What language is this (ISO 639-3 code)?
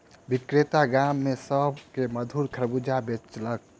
mai